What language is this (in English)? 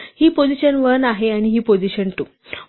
Marathi